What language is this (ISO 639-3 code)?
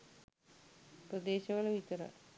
sin